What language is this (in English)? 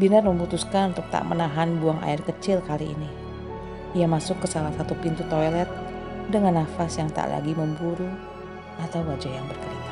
Indonesian